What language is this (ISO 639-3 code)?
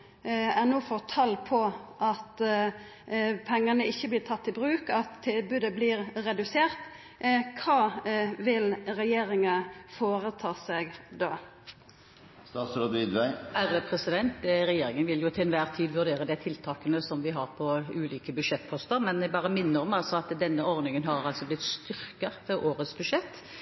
nor